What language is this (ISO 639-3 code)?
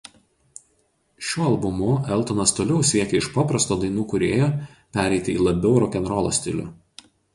lit